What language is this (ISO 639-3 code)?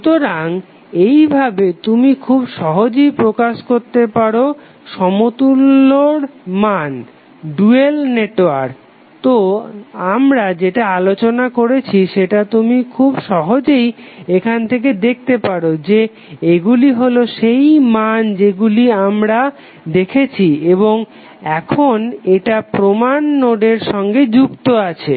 ben